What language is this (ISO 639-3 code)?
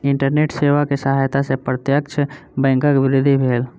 mai